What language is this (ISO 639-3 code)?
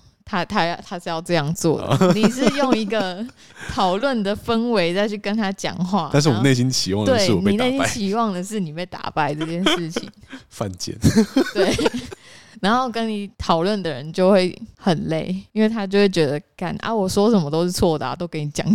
zho